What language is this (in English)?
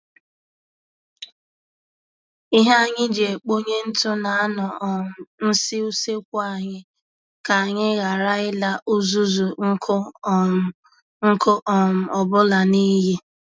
Igbo